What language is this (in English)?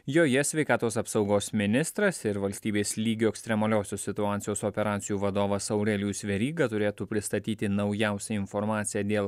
Lithuanian